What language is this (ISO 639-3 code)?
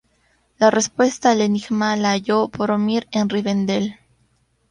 spa